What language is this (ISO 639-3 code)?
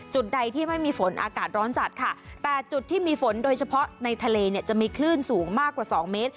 tha